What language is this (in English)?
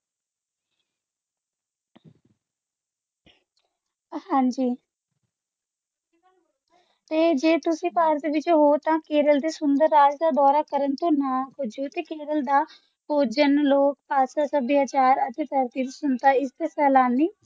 Punjabi